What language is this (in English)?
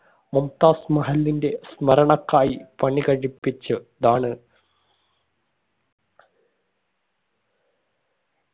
Malayalam